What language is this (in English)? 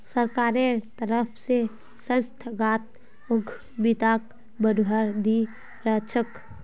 Magahi